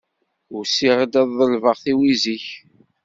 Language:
Kabyle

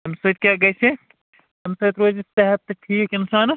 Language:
Kashmiri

